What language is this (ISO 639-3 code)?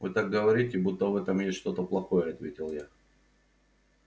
rus